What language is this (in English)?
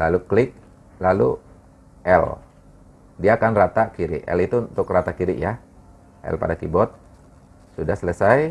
Indonesian